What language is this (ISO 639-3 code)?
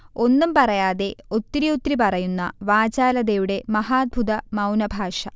mal